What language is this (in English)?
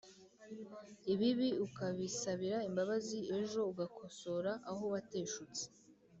Kinyarwanda